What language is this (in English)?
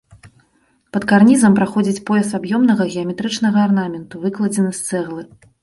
Belarusian